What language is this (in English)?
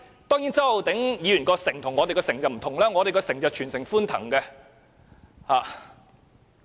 Cantonese